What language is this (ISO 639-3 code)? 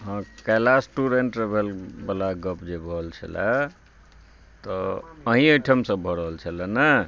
mai